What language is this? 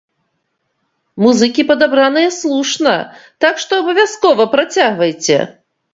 Belarusian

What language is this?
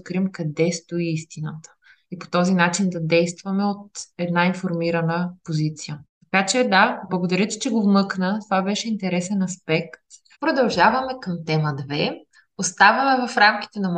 Bulgarian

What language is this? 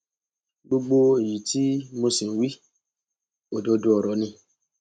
Yoruba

